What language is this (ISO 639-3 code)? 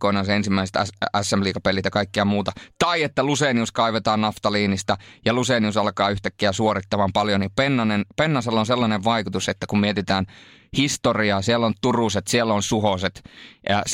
fin